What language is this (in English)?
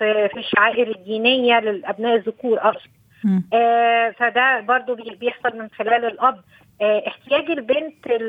Arabic